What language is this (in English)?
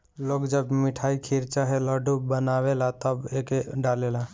Bhojpuri